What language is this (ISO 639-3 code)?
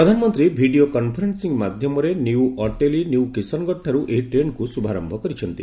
ori